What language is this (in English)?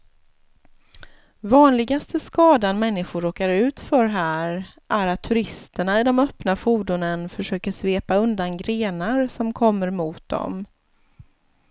Swedish